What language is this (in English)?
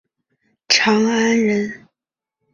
Chinese